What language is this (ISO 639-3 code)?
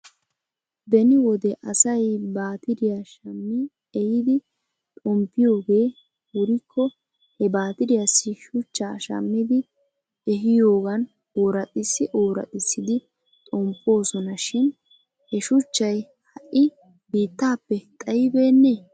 wal